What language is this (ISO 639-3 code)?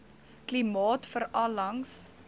afr